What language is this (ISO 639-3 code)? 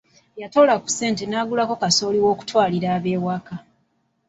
lug